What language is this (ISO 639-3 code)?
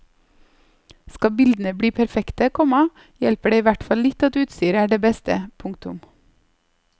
nor